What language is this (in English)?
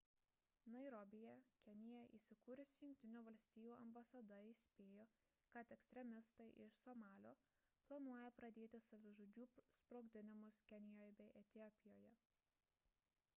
Lithuanian